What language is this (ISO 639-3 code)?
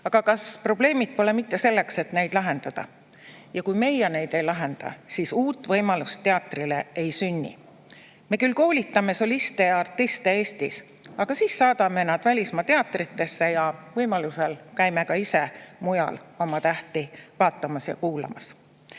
est